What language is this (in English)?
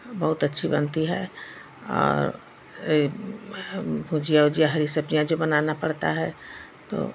Hindi